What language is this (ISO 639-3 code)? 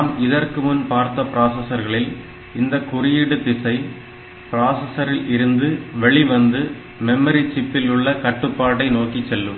tam